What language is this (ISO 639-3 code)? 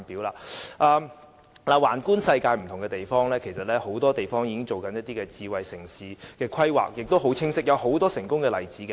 yue